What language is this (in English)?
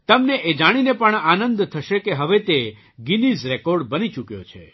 Gujarati